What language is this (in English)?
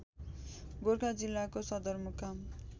Nepali